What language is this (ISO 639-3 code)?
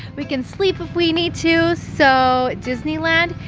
eng